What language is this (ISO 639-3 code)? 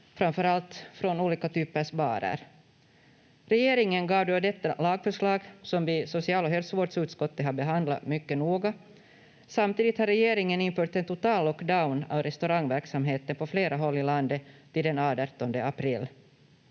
fin